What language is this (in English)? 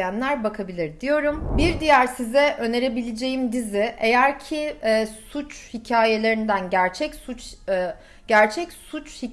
Turkish